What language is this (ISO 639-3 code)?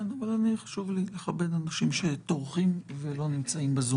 heb